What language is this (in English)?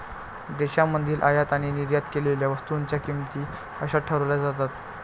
Marathi